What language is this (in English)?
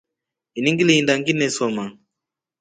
Rombo